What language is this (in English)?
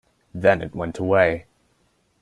English